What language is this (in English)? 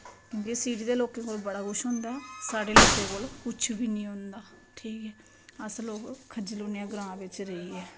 Dogri